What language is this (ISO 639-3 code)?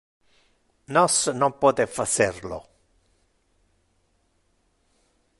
ina